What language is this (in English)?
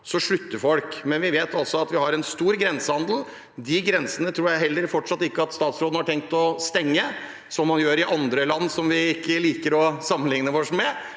Norwegian